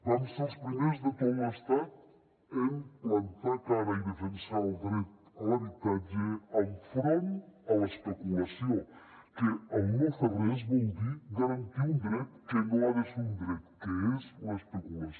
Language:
Catalan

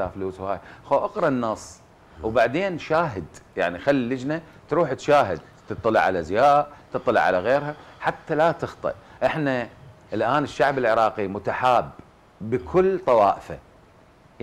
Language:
Arabic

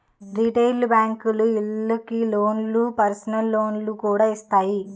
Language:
Telugu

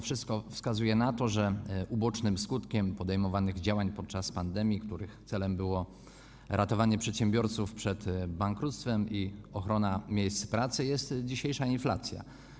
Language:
Polish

